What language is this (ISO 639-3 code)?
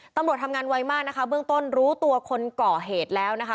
tha